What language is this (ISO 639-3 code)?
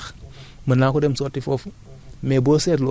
wol